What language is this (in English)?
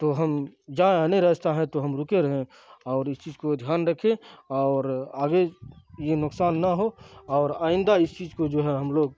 Urdu